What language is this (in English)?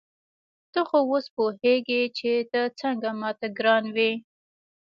Pashto